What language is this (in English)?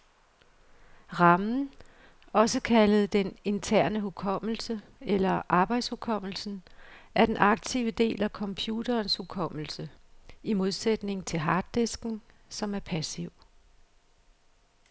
Danish